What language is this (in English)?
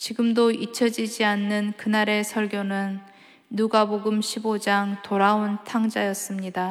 Korean